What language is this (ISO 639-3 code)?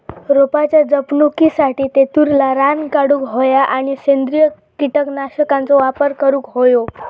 mar